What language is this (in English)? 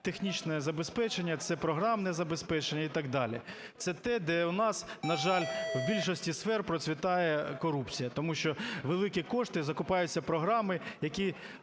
Ukrainian